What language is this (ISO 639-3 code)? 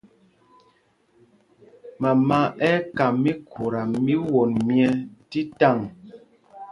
mgg